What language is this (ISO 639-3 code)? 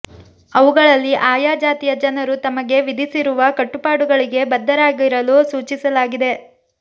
kan